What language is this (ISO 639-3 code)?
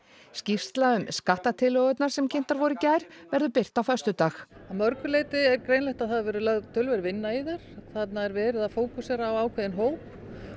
isl